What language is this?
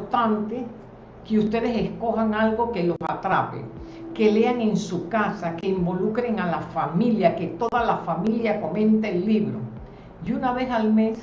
Spanish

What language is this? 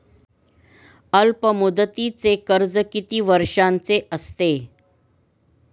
Marathi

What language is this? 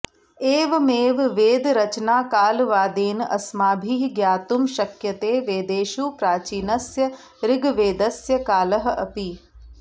Sanskrit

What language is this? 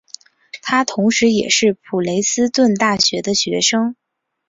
Chinese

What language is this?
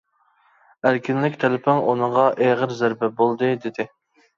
Uyghur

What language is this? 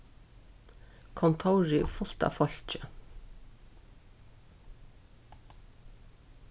Faroese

